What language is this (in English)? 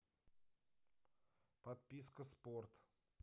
Russian